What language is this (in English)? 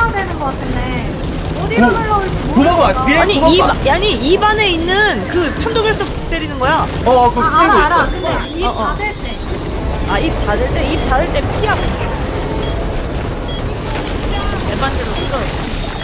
Korean